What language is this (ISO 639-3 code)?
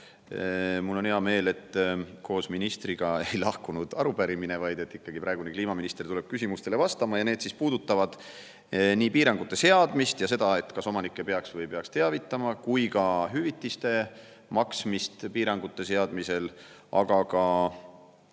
est